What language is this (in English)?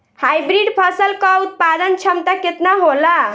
Bhojpuri